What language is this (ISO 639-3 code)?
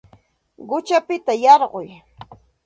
qxt